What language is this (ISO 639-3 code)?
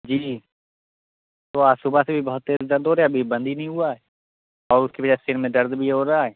urd